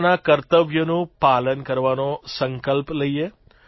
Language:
Gujarati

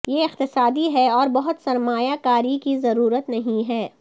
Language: Urdu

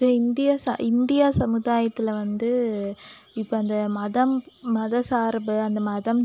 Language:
Tamil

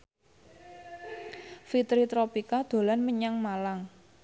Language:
Javanese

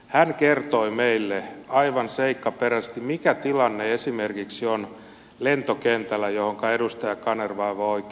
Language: Finnish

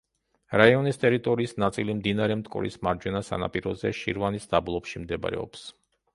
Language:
Georgian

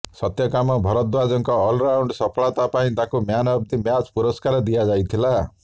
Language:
Odia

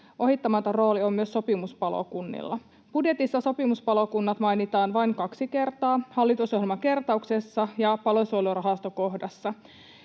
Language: Finnish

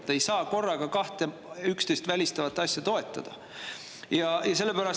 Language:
Estonian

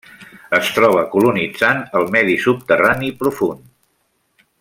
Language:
Catalan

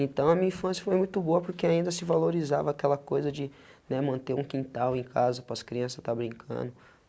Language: Portuguese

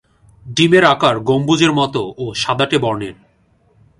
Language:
Bangla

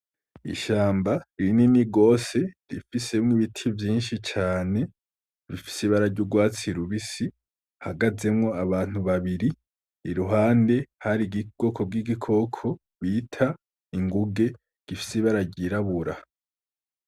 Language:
Rundi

